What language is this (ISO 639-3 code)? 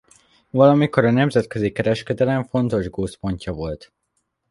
hun